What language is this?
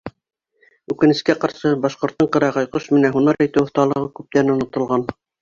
Bashkir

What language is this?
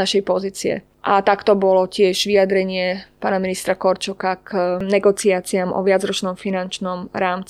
Slovak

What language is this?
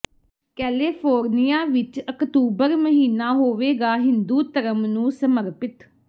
Punjabi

